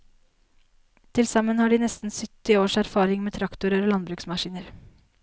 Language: Norwegian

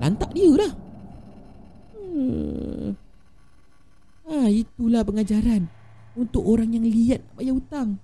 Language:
Malay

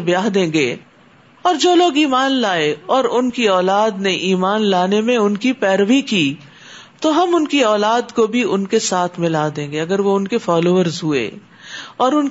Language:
Urdu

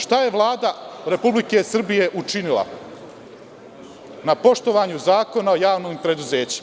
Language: Serbian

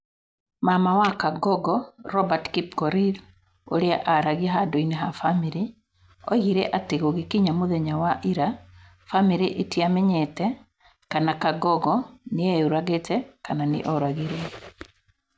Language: Kikuyu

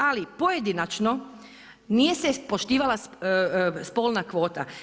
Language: Croatian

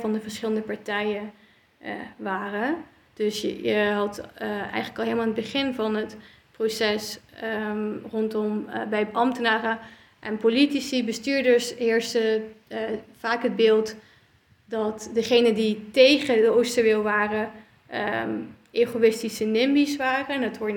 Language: Dutch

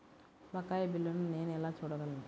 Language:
Telugu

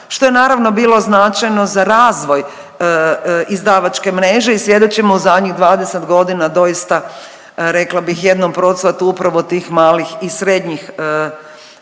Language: Croatian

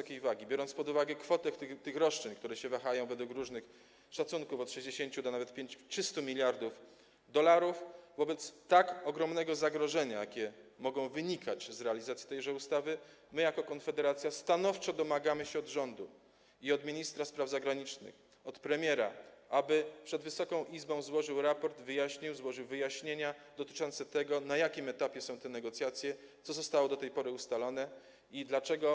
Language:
Polish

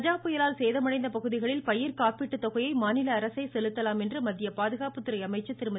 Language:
Tamil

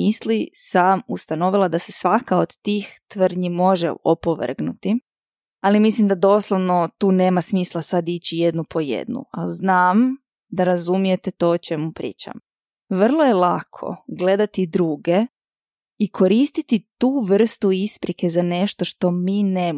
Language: Croatian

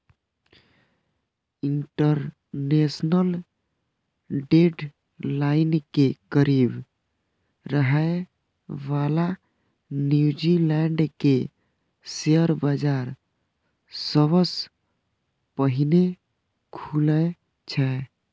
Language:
Maithili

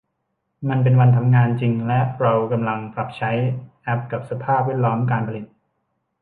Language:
Thai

